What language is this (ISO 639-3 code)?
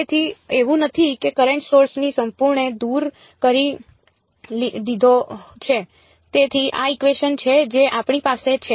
guj